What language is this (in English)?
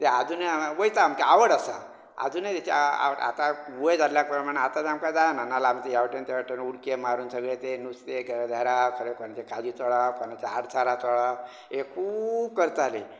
Konkani